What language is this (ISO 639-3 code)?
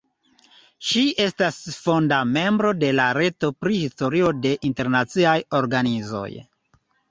epo